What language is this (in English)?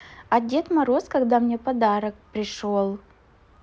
Russian